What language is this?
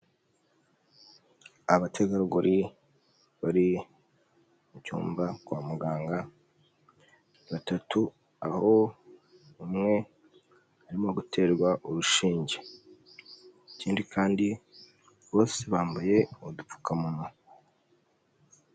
Kinyarwanda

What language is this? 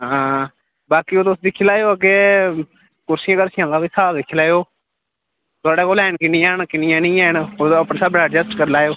Dogri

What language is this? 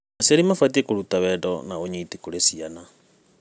Kikuyu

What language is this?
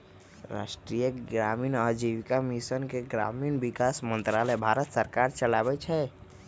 Magahi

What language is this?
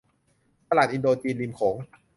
Thai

